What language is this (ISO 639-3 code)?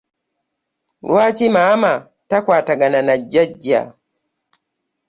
lug